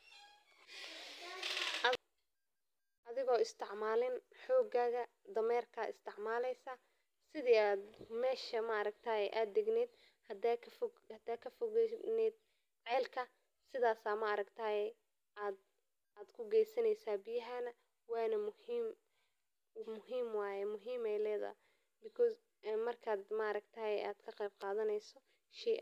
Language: Somali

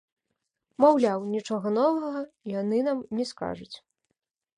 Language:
Belarusian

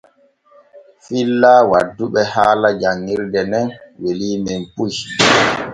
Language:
Borgu Fulfulde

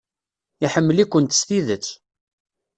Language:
Kabyle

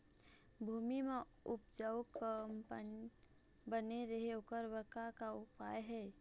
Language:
Chhattisgarhi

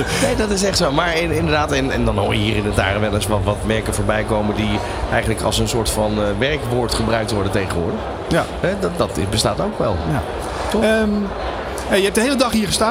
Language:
Dutch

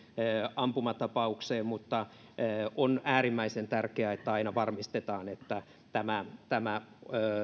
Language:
Finnish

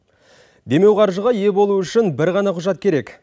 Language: Kazakh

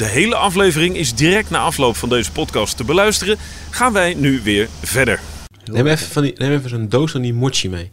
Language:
Dutch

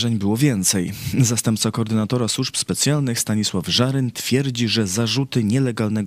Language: Polish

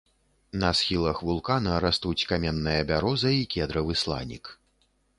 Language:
Belarusian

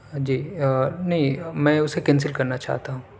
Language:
Urdu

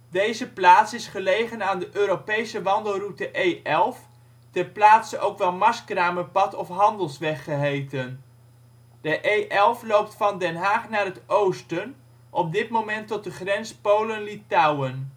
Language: Dutch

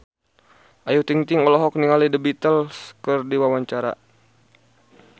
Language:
Sundanese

